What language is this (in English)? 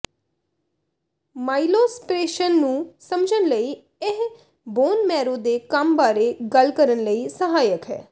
Punjabi